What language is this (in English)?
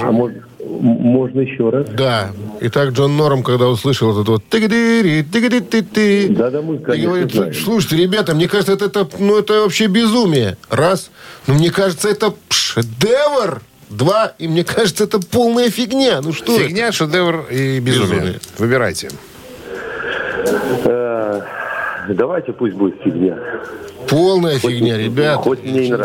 Russian